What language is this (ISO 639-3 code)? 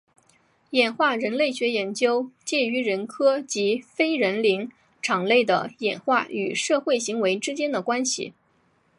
zho